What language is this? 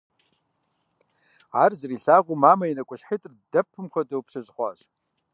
Kabardian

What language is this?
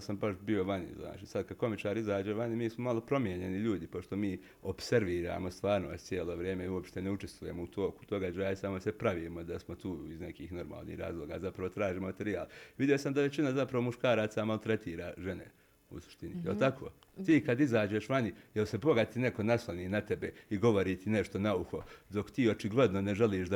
Croatian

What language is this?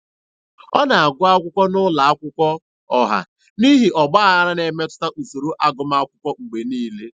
Igbo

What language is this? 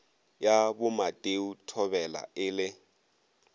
Northern Sotho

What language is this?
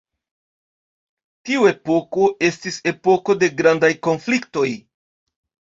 Esperanto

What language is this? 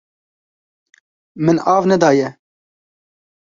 Kurdish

